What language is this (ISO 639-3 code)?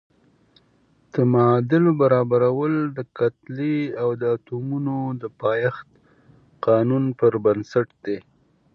pus